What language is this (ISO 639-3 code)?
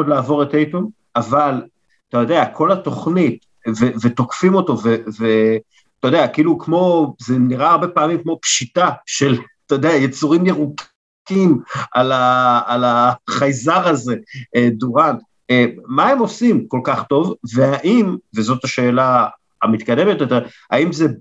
heb